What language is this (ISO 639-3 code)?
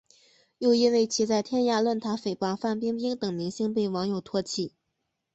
zho